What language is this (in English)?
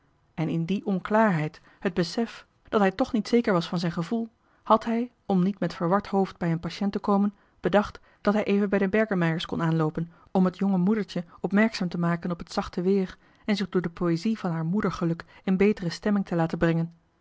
Dutch